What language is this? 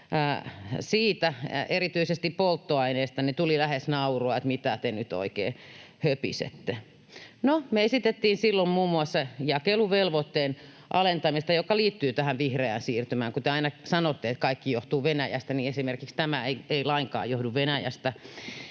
Finnish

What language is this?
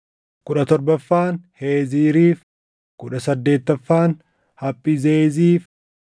Oromo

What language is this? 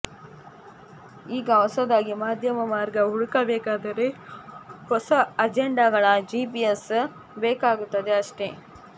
Kannada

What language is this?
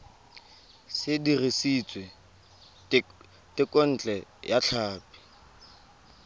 Tswana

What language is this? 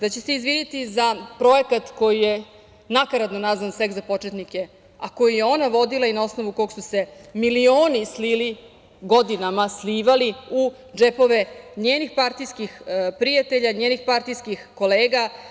Serbian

